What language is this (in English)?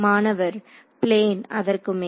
Tamil